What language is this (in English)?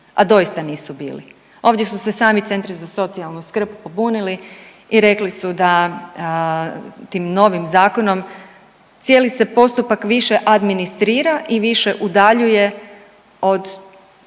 Croatian